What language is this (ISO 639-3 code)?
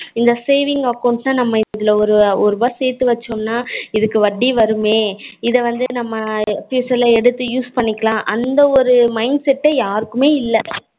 tam